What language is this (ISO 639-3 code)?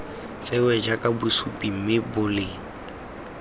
tsn